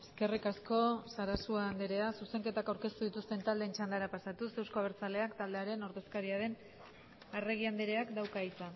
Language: Basque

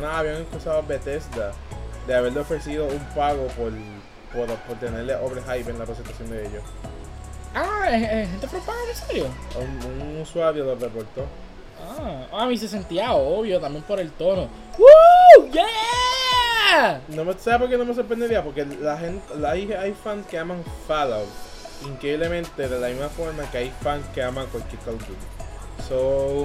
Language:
Spanish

